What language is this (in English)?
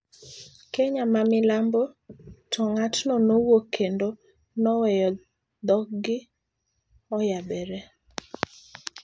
Luo (Kenya and Tanzania)